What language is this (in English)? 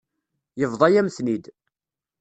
Kabyle